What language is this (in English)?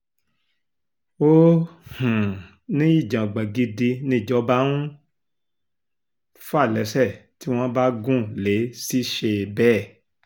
Yoruba